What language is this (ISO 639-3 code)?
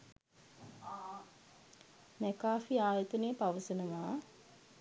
sin